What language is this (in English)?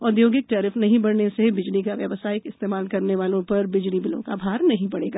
Hindi